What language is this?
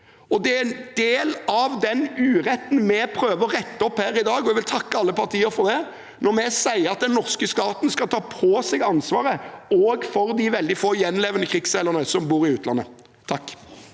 Norwegian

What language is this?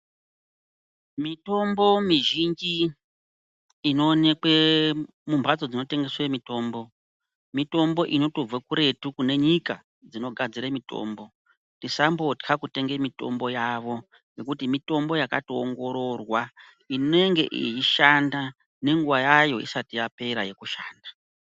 Ndau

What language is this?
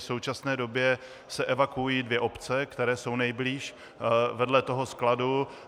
Czech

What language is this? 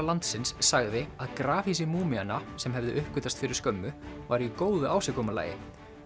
Icelandic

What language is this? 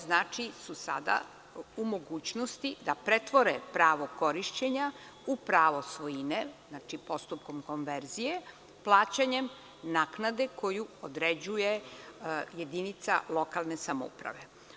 Serbian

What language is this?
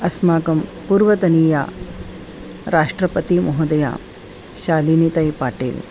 Sanskrit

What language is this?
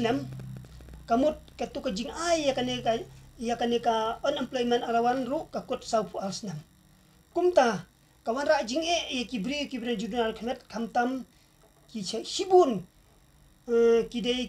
Indonesian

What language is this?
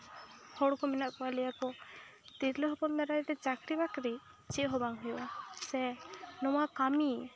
Santali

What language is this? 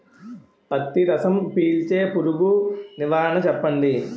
Telugu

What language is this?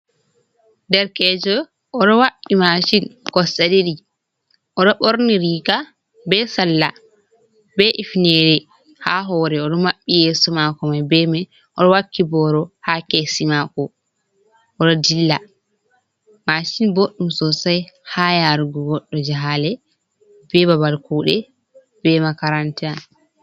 Fula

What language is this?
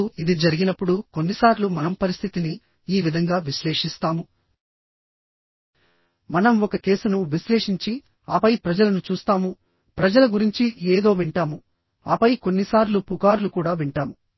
Telugu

